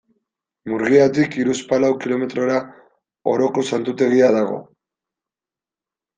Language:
Basque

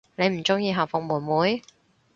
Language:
Cantonese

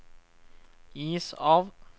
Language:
Norwegian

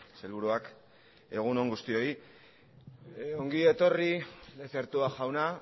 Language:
Basque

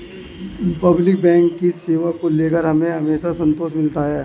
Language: Hindi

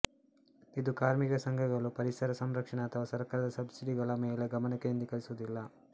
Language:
Kannada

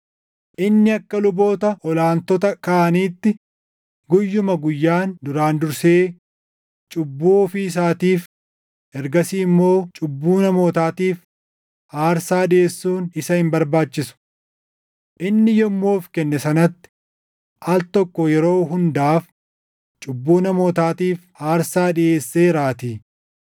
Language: Oromo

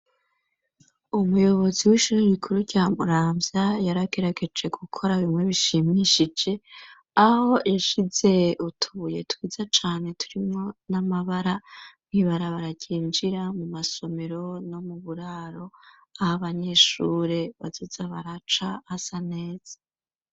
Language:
Rundi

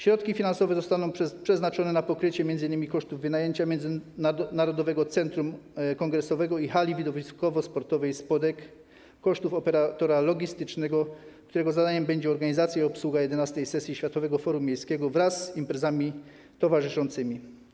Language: Polish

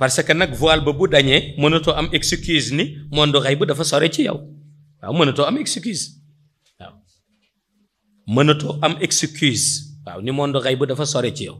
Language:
Indonesian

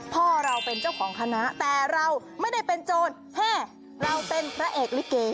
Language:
Thai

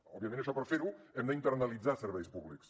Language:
Catalan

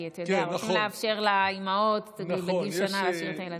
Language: Hebrew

